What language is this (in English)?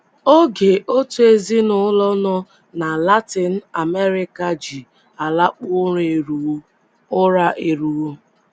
Igbo